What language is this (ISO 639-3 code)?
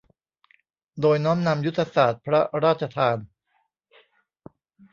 tha